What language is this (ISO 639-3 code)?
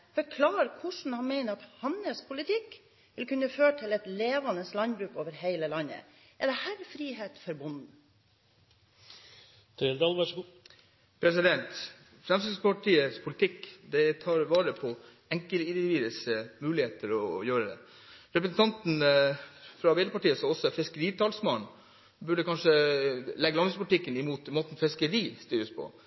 nob